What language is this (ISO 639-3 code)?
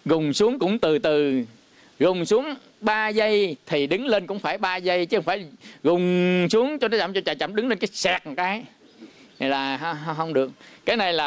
vie